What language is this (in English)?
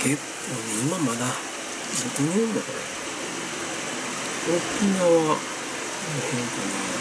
Japanese